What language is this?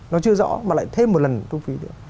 Vietnamese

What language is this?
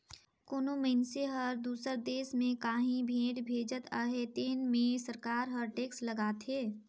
Chhattisgarhi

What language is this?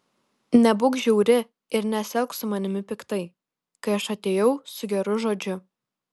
Lithuanian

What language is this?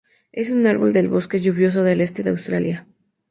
Spanish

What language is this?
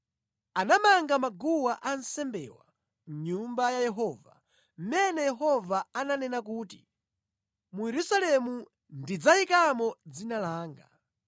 Nyanja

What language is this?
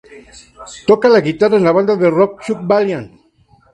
Spanish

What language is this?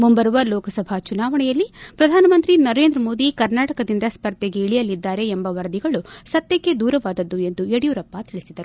Kannada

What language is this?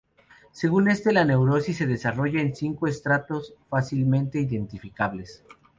Spanish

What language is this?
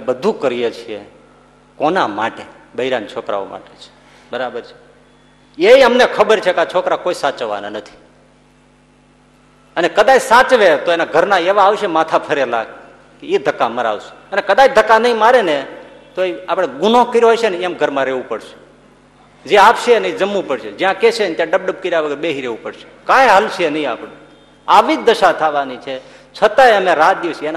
Gujarati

